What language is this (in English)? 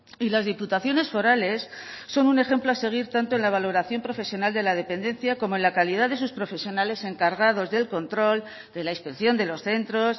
Spanish